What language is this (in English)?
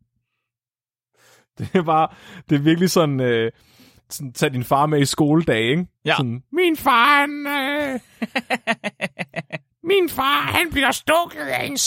Danish